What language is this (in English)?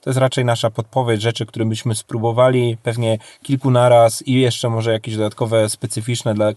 Polish